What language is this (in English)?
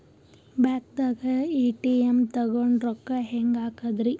Kannada